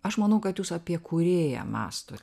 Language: Lithuanian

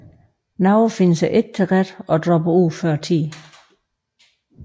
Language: Danish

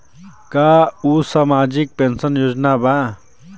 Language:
Bhojpuri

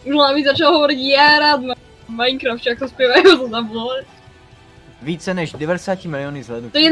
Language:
Czech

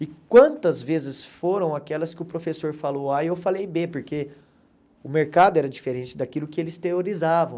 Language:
Portuguese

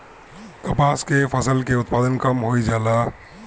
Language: Bhojpuri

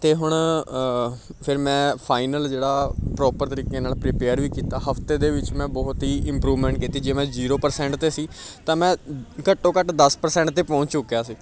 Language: Punjabi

